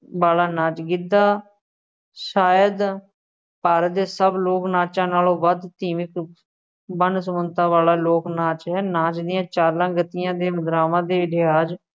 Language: Punjabi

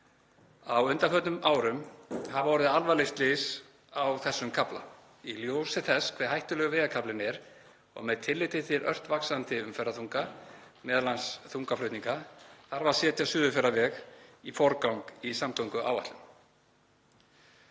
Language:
Icelandic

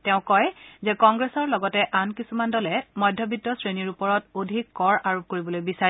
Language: Assamese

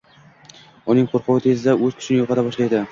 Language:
Uzbek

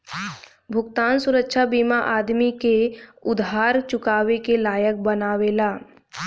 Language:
Bhojpuri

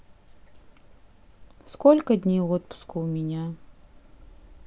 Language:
Russian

